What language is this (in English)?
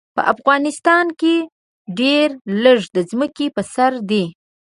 Pashto